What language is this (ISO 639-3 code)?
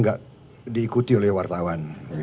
ind